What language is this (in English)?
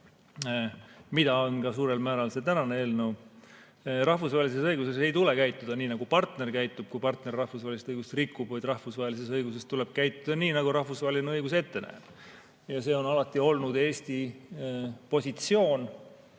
Estonian